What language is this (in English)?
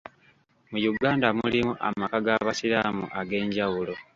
Ganda